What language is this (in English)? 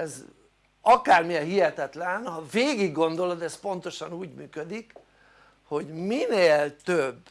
Hungarian